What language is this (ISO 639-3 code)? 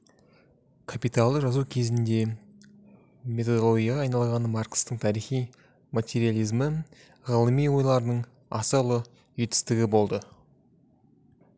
kaz